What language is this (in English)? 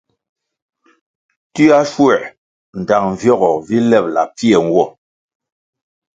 Kwasio